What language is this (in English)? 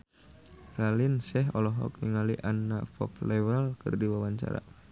Sundanese